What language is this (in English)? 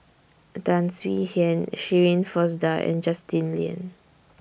English